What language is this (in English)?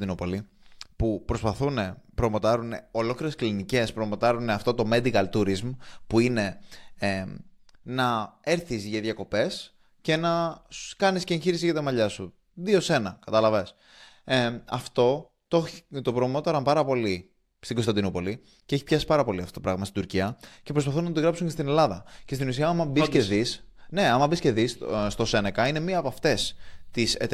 Greek